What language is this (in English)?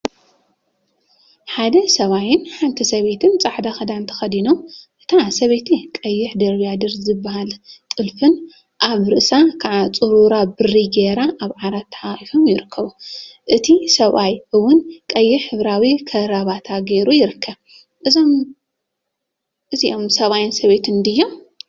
Tigrinya